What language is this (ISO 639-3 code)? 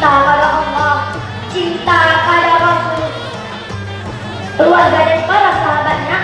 ind